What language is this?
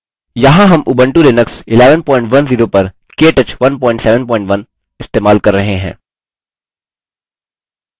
Hindi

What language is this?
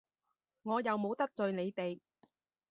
Cantonese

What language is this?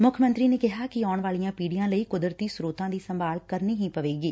Punjabi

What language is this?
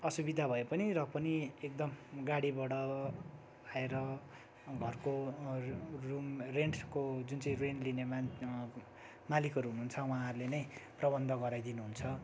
Nepali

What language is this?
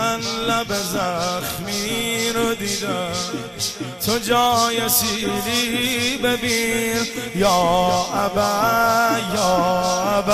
Persian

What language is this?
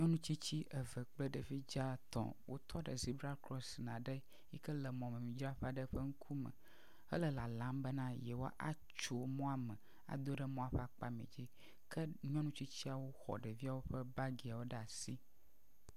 Ewe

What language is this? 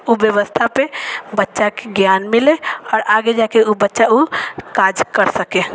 Maithili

